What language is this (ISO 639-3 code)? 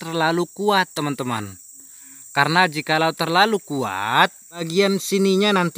ind